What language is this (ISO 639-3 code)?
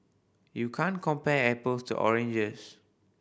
eng